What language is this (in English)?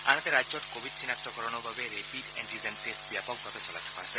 Assamese